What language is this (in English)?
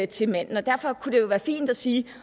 Danish